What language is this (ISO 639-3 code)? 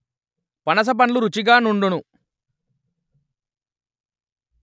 tel